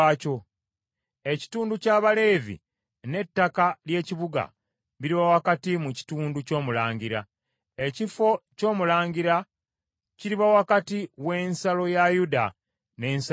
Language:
Ganda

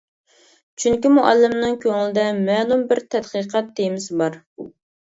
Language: Uyghur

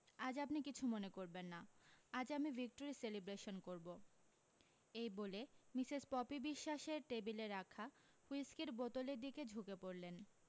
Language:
Bangla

